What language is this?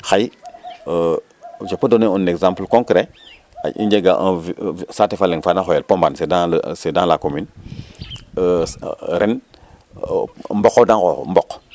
Serer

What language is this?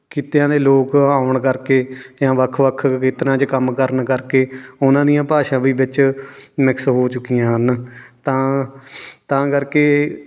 Punjabi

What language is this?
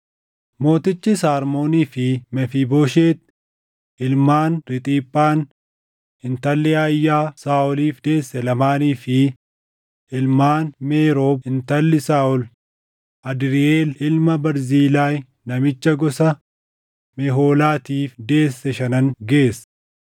Oromo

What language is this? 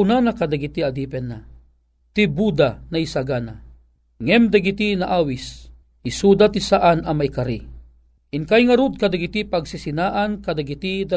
Filipino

